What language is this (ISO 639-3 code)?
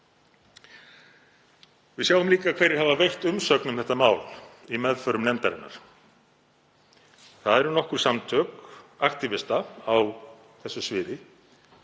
isl